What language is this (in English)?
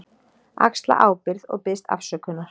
Icelandic